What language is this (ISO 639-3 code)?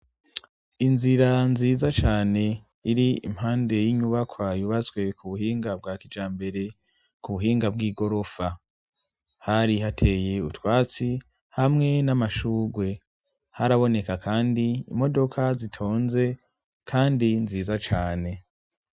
run